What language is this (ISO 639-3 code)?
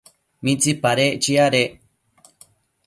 mcf